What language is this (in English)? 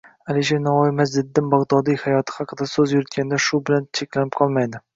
Uzbek